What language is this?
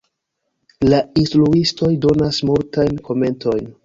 Esperanto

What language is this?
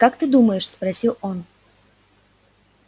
Russian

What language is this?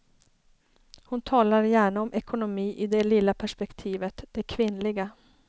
Swedish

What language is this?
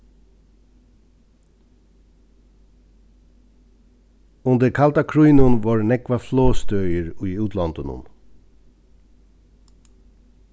Faroese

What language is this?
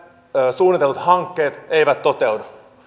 Finnish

